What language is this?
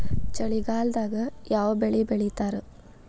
Kannada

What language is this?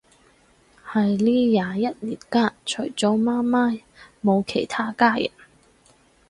Cantonese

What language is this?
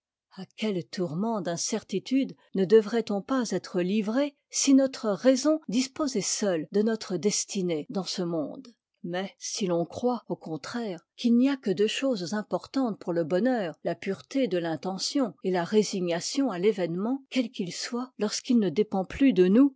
French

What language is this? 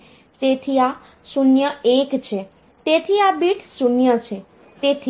Gujarati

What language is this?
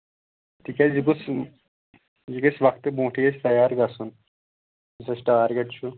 Kashmiri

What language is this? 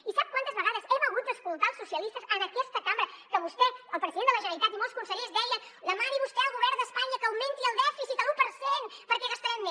Catalan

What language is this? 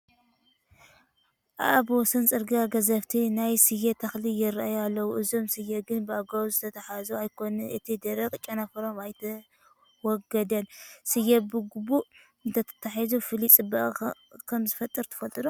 Tigrinya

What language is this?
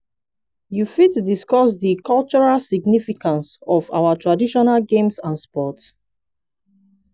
Nigerian Pidgin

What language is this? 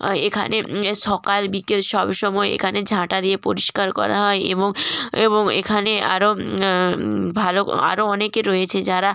Bangla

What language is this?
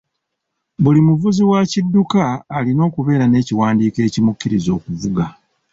Ganda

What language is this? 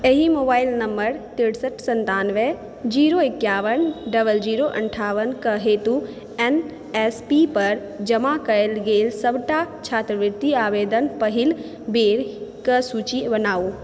Maithili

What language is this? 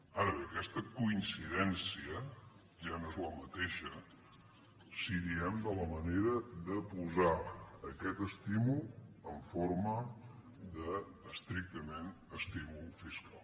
Catalan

